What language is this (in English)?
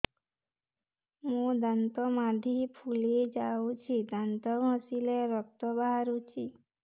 Odia